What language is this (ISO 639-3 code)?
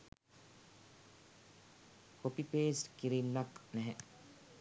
sin